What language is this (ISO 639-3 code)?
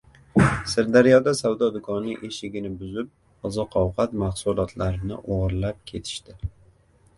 uzb